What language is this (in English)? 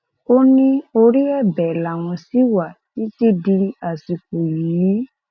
Yoruba